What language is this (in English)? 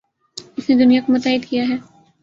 Urdu